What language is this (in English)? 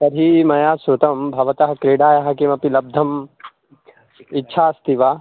Sanskrit